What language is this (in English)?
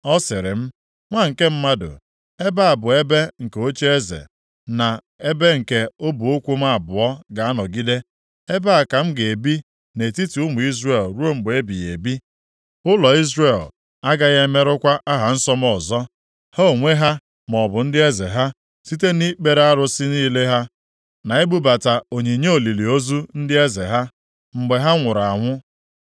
Igbo